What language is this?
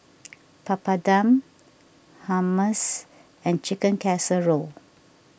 English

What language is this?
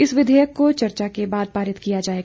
Hindi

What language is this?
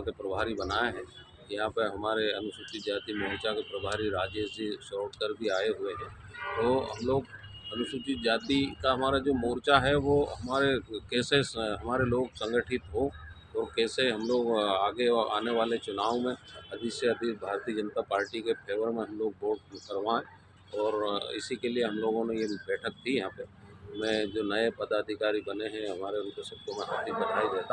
Hindi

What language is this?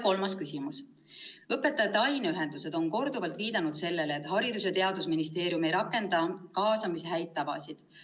Estonian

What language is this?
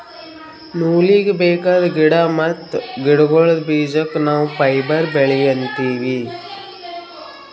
Kannada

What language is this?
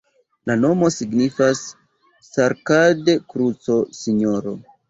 Esperanto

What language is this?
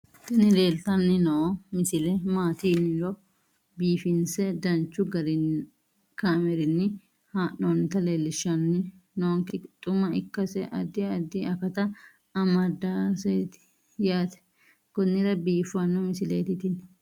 Sidamo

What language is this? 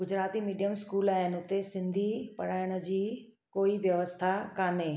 Sindhi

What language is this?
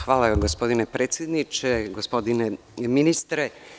Serbian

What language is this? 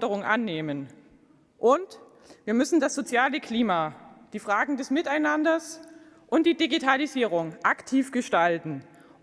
German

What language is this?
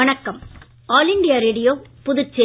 Tamil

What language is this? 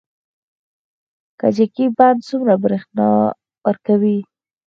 Pashto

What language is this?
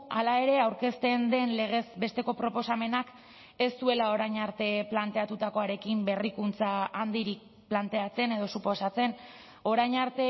Basque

